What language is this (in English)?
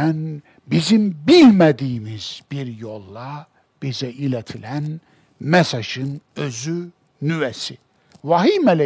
Turkish